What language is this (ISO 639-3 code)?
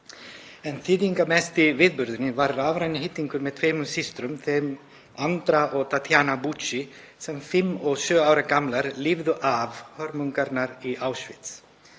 isl